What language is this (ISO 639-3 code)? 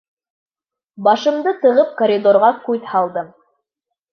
bak